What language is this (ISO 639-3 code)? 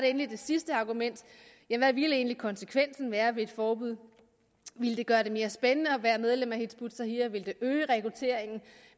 dan